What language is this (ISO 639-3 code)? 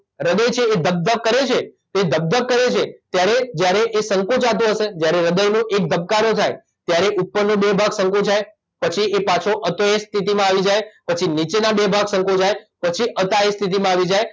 guj